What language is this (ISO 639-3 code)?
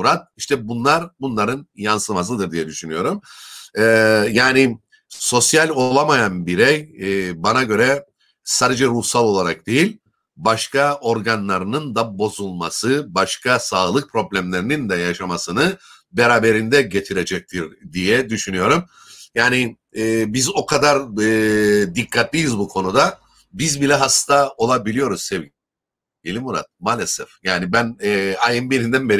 tur